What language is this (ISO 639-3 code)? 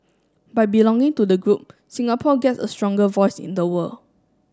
eng